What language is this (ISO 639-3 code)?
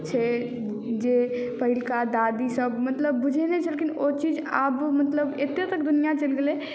mai